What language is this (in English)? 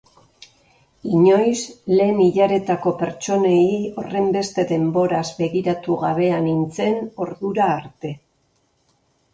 Basque